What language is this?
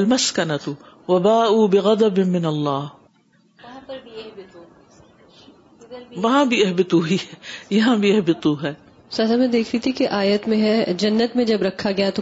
Urdu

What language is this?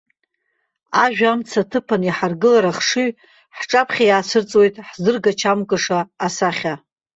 Abkhazian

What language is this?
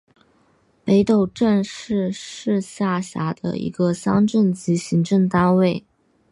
Chinese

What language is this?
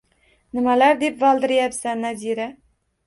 Uzbek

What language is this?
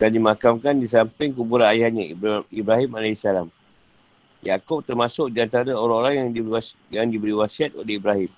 Malay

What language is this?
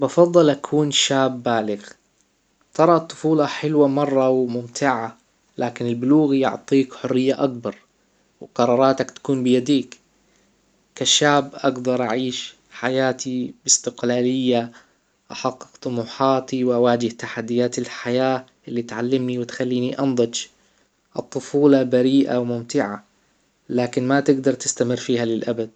Hijazi Arabic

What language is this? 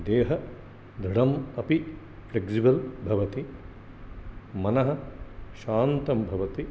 Sanskrit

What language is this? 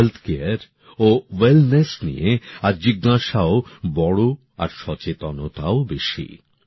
Bangla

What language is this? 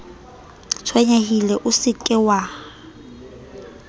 Southern Sotho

